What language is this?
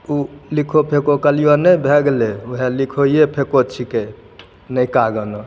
Maithili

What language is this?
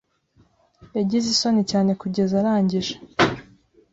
Kinyarwanda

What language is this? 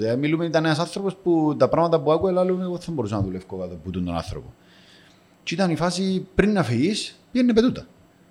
Greek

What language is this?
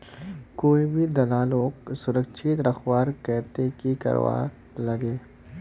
Magahi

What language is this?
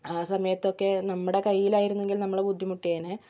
Malayalam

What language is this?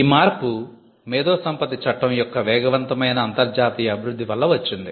Telugu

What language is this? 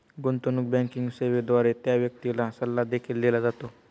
Marathi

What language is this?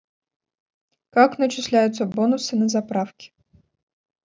Russian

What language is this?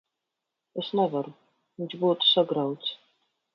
Latvian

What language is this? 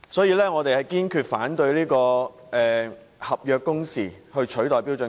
Cantonese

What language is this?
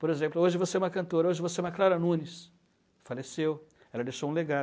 Portuguese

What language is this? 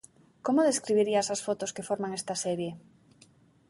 Galician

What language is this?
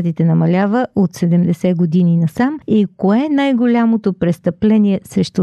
Bulgarian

